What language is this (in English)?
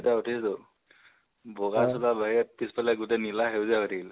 Assamese